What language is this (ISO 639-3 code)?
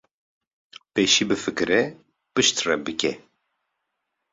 kur